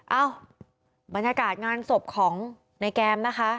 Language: Thai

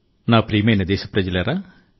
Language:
Telugu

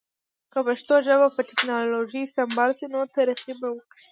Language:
Pashto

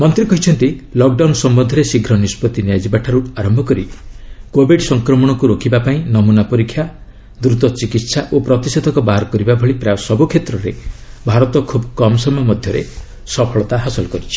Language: Odia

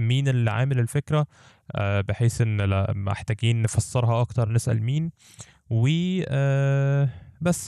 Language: Arabic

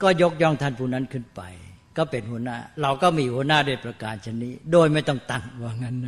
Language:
Thai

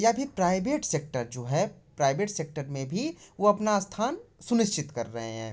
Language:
Hindi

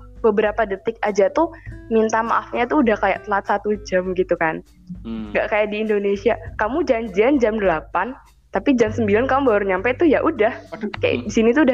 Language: Indonesian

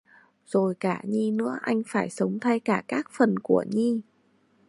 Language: Vietnamese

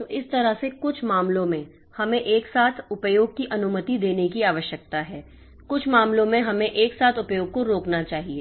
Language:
Hindi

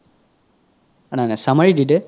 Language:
Assamese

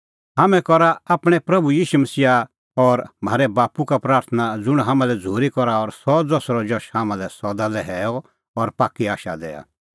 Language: Kullu Pahari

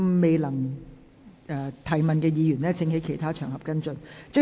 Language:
Cantonese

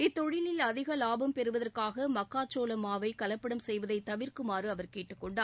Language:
Tamil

